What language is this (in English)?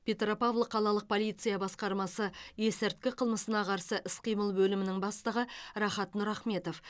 Kazakh